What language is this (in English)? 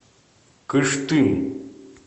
Russian